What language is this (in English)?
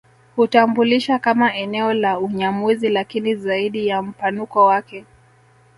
Swahili